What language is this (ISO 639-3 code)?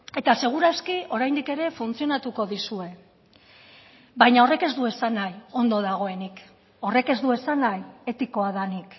eus